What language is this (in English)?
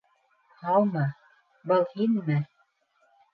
Bashkir